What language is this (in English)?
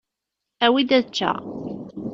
Kabyle